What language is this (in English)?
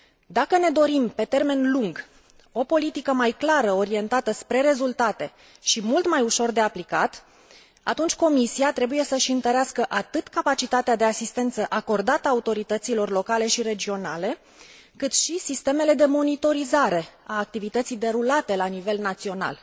Romanian